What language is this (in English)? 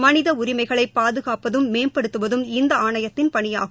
Tamil